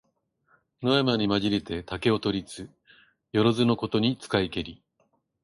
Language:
Japanese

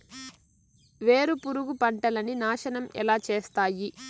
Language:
Telugu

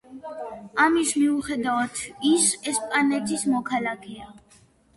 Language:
Georgian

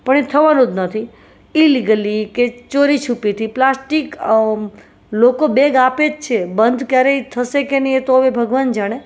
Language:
Gujarati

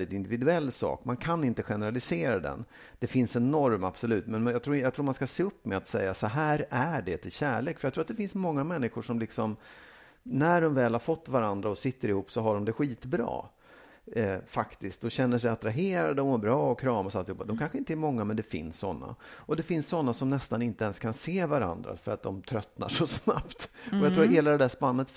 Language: Swedish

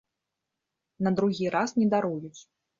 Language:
Belarusian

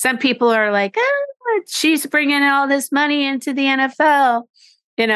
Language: English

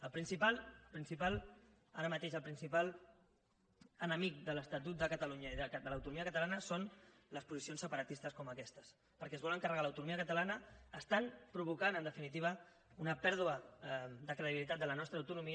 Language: Catalan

